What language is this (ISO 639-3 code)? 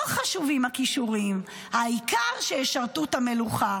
heb